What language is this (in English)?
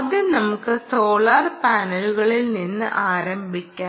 Malayalam